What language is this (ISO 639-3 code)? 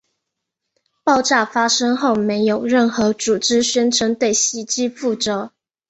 zho